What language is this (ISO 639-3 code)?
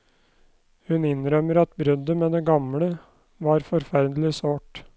nor